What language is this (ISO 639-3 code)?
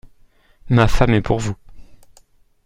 fra